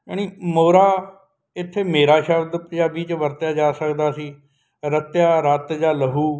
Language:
Punjabi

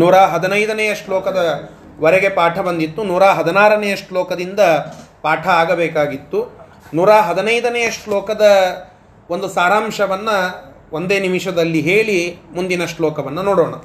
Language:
Kannada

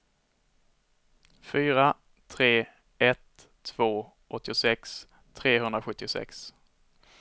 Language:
Swedish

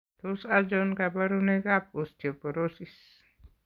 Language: Kalenjin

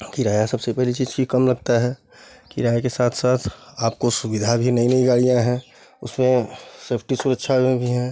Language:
Hindi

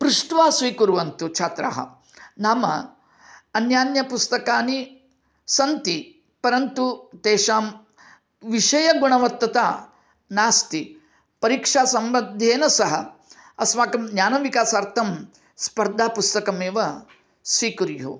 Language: Sanskrit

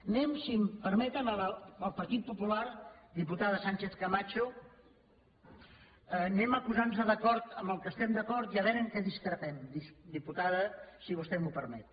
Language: Catalan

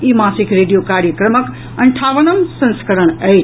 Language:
Maithili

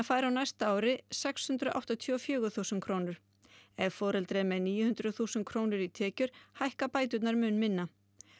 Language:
Icelandic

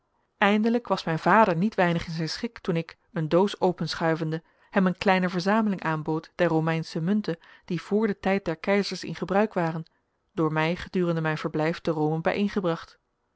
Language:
Dutch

